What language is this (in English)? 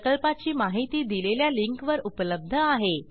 Marathi